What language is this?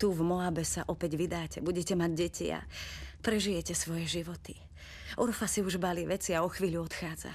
Slovak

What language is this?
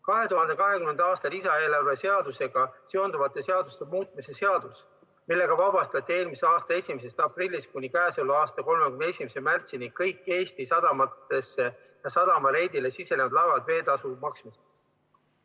Estonian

